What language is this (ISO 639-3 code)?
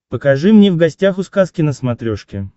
rus